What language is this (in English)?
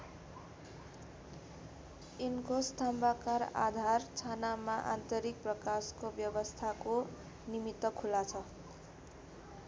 Nepali